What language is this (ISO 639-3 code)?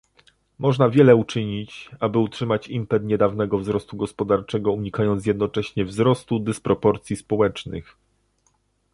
pol